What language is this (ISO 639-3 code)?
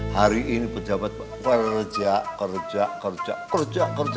ind